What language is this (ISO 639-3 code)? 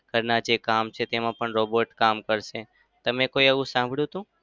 guj